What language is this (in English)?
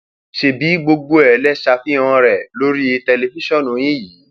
Yoruba